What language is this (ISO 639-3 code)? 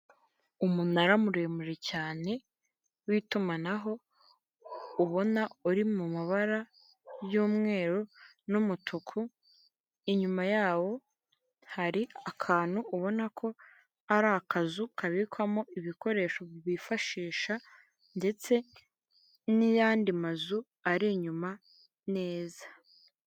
kin